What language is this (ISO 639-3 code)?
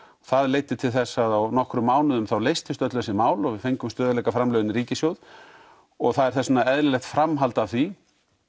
isl